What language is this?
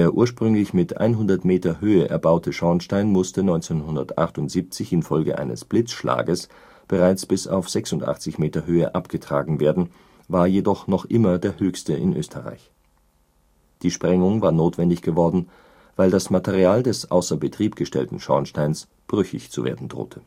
German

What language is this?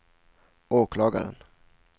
Swedish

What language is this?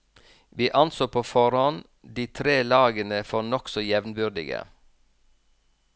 Norwegian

